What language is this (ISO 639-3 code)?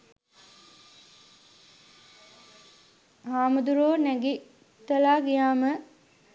sin